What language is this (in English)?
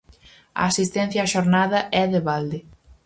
Galician